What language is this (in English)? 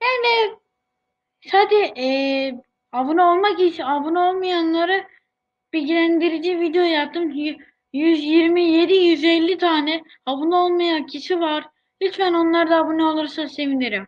Turkish